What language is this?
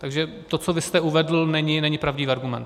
Czech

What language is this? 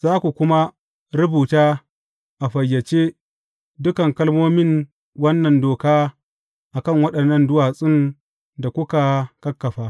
Hausa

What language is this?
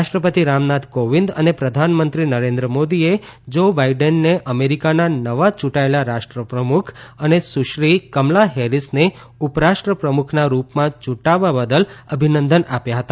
Gujarati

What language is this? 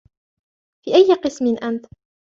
Arabic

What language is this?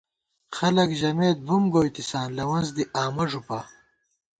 Gawar-Bati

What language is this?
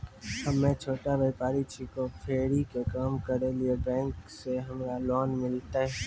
Maithili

